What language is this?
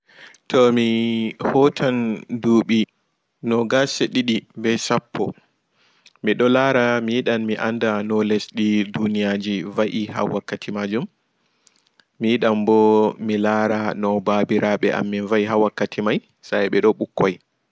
Fula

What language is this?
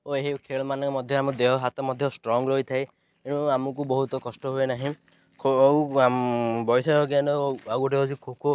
Odia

